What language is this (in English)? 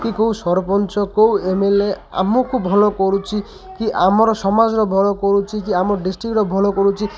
Odia